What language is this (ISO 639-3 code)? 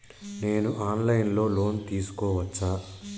tel